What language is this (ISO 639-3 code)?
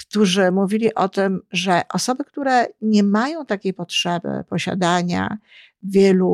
pol